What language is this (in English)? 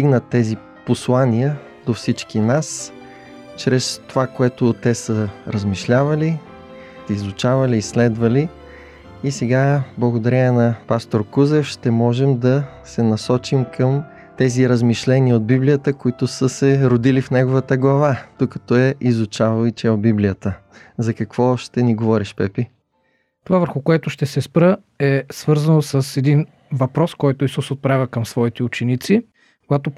Bulgarian